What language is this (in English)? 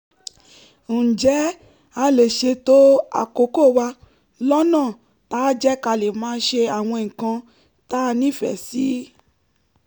Yoruba